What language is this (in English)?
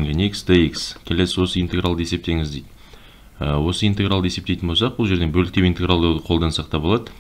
Romanian